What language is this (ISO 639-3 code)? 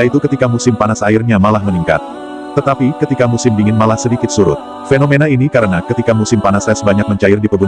ind